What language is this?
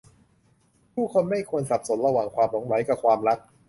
Thai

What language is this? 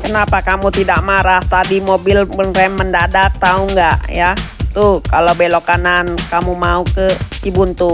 Indonesian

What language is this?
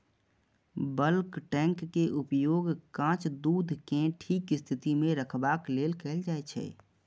Maithili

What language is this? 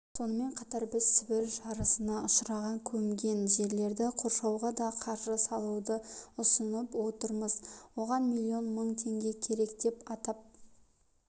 Kazakh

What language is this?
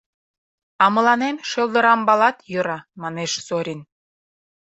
Mari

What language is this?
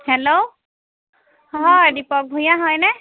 Assamese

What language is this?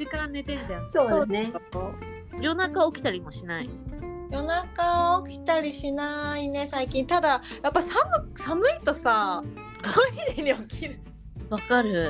Japanese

